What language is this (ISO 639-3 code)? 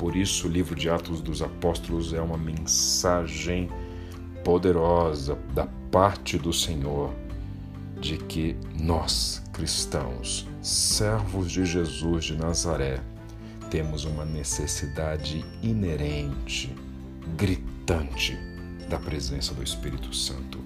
por